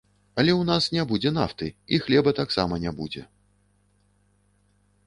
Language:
Belarusian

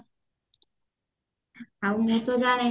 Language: Odia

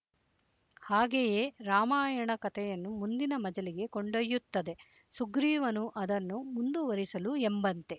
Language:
Kannada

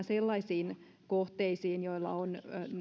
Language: Finnish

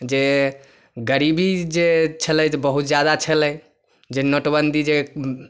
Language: Maithili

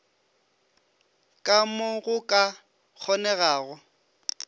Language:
Northern Sotho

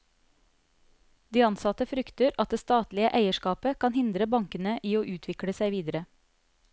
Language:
Norwegian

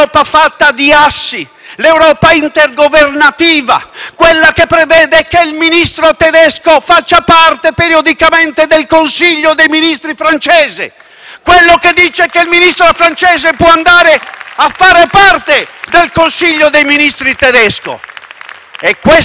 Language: Italian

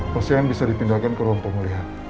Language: Indonesian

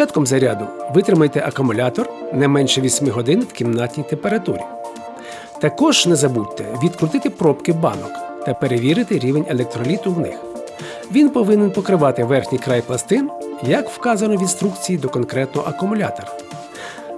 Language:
Ukrainian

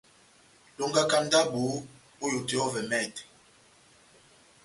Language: Batanga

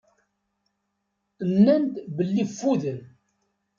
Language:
Kabyle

